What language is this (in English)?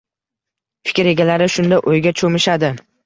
Uzbek